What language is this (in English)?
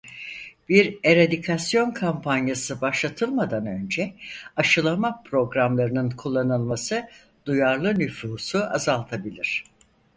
Turkish